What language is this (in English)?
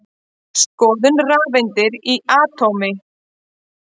Icelandic